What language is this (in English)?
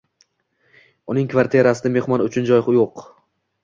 Uzbek